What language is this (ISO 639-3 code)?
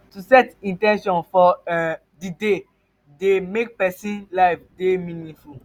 pcm